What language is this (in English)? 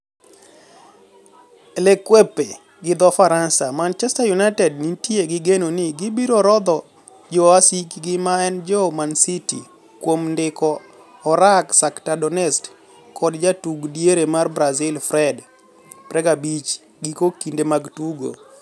Luo (Kenya and Tanzania)